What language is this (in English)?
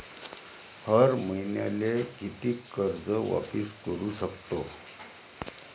Marathi